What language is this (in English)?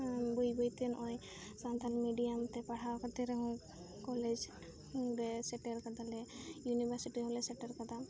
Santali